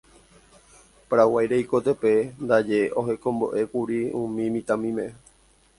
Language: Guarani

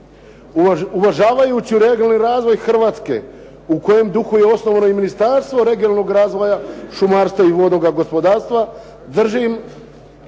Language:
Croatian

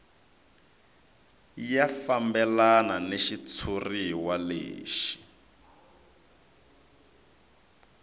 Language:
Tsonga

